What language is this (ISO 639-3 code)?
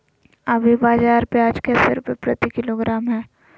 mag